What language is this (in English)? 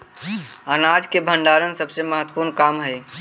Magahi